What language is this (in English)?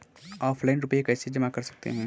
Hindi